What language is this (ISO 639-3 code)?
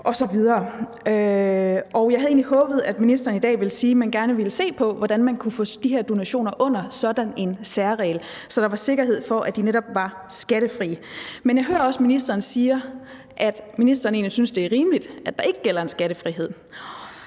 dan